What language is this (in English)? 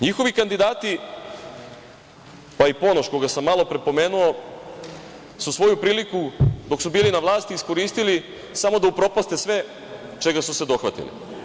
Serbian